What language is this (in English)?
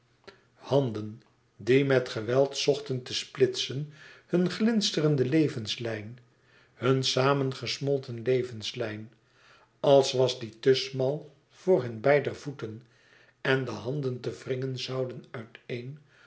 Dutch